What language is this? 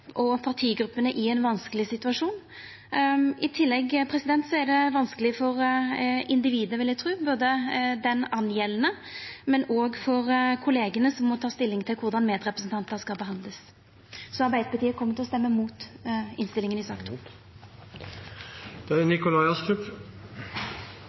Norwegian Nynorsk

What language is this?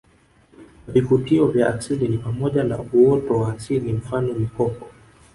Swahili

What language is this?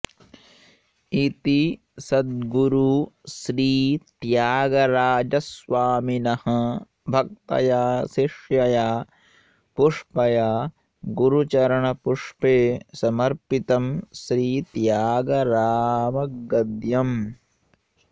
Sanskrit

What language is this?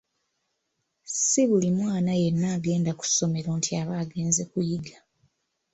Ganda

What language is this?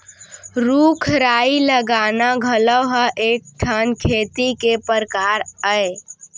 Chhattisgarhi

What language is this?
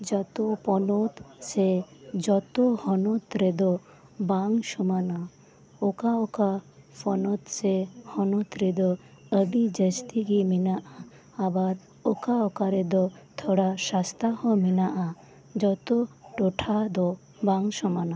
Santali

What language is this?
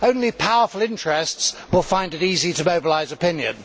English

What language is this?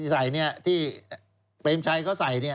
Thai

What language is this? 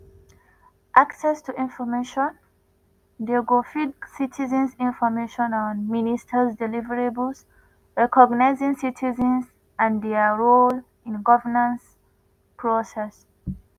Nigerian Pidgin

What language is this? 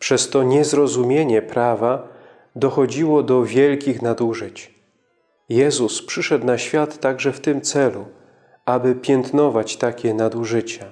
Polish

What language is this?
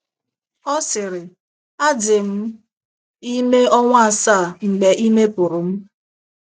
Igbo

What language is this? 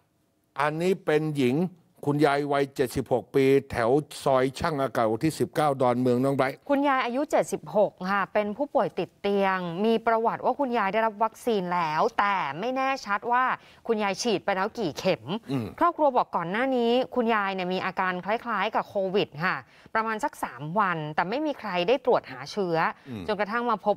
Thai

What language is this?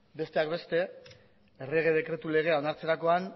Basque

